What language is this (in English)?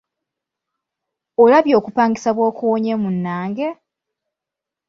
Ganda